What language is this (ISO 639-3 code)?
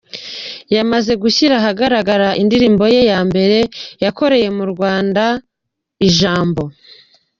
kin